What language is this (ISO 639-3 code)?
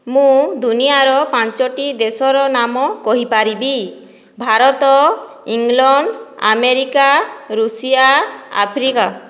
ori